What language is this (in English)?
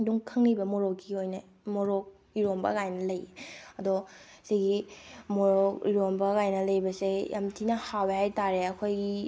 Manipuri